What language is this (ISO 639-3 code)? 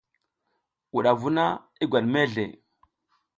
giz